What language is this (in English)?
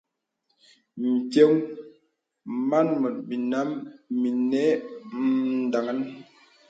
Bebele